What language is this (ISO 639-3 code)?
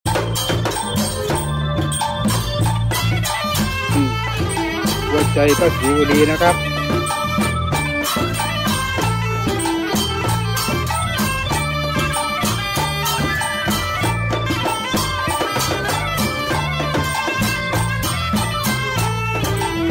tha